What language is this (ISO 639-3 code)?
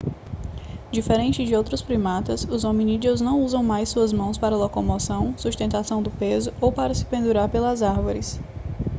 por